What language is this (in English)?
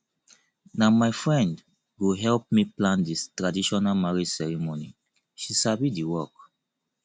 Nigerian Pidgin